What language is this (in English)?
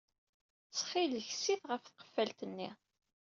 Kabyle